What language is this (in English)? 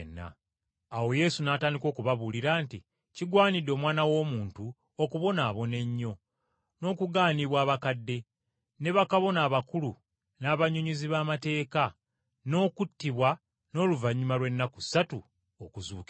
Ganda